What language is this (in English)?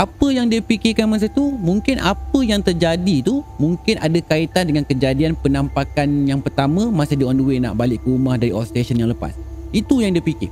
Malay